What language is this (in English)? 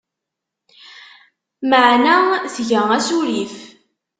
Kabyle